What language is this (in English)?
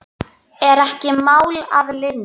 Icelandic